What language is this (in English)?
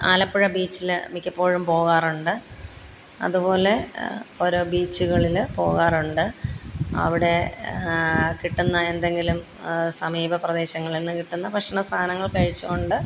Malayalam